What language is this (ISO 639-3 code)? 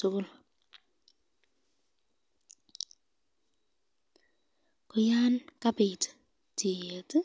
kln